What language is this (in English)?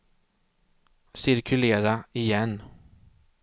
Swedish